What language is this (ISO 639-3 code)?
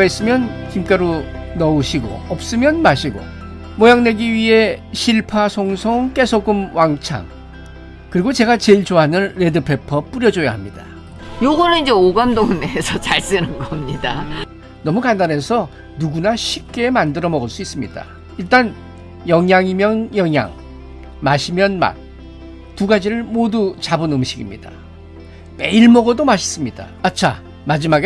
kor